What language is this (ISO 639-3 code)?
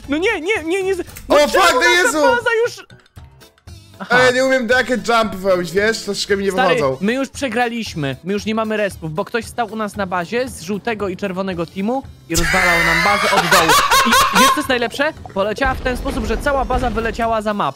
pol